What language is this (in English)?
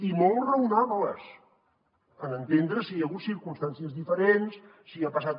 Catalan